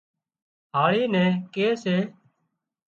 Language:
Wadiyara Koli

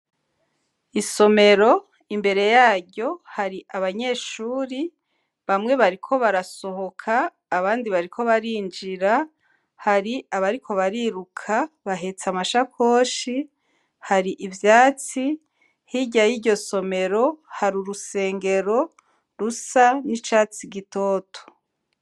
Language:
Rundi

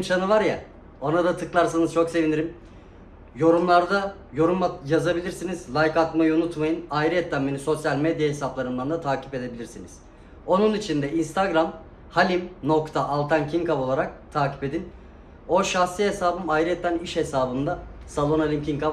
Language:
Turkish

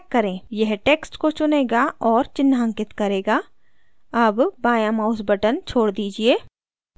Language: Hindi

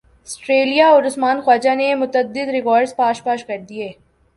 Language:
Urdu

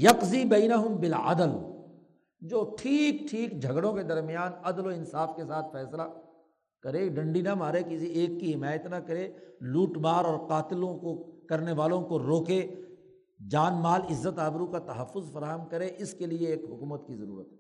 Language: Urdu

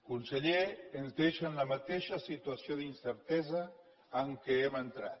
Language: Catalan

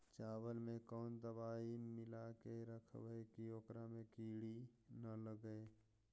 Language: Magahi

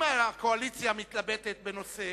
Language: Hebrew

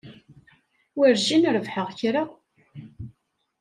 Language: Kabyle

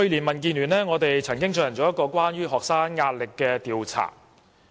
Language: Cantonese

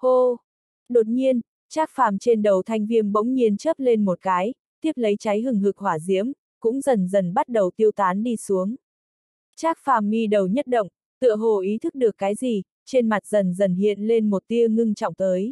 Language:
Vietnamese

